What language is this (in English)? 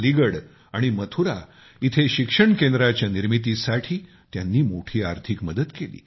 Marathi